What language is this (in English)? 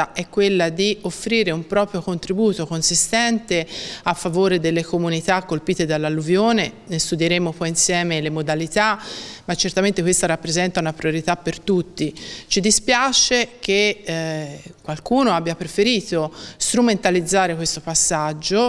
Italian